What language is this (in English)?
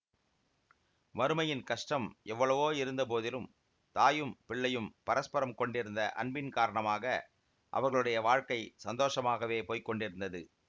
Tamil